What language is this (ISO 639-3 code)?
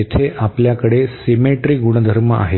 mar